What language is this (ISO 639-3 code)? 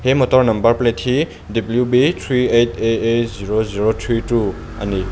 lus